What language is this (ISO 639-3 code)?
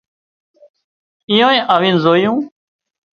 kxp